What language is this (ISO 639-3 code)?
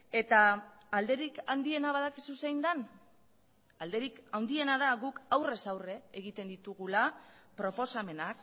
eus